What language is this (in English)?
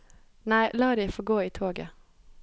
Norwegian